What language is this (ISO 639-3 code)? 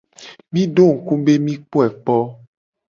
gej